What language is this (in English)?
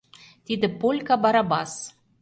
Mari